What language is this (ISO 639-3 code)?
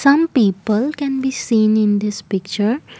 eng